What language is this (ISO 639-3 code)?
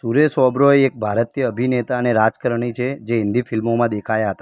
guj